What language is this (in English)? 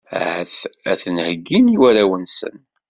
Kabyle